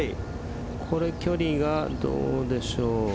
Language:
Japanese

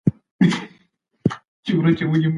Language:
Pashto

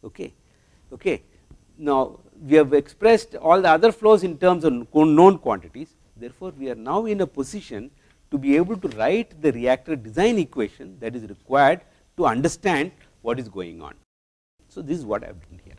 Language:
English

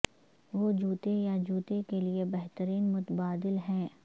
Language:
Urdu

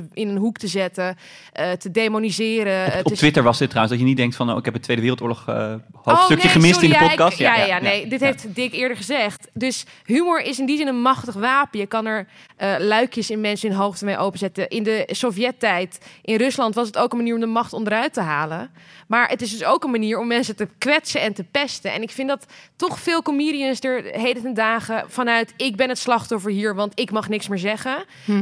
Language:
Dutch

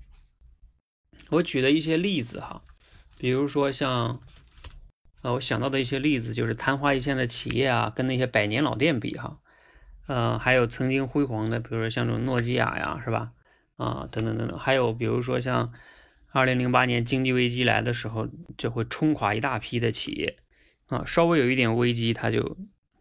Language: Chinese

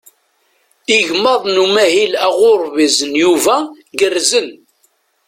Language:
Kabyle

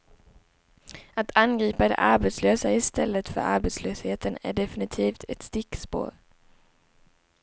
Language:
Swedish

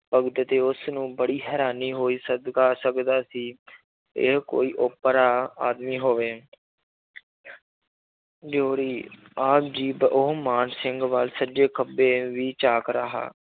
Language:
Punjabi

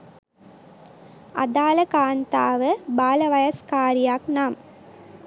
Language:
Sinhala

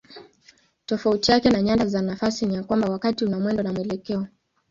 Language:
Swahili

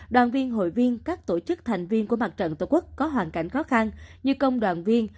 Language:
Vietnamese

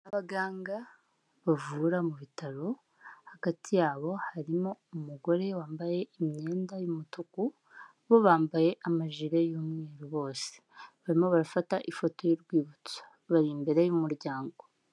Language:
Kinyarwanda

